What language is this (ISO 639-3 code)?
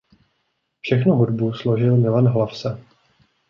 ces